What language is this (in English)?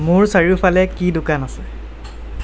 Assamese